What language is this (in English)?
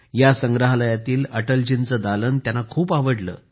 Marathi